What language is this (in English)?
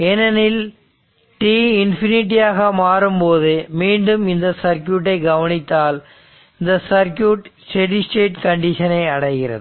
Tamil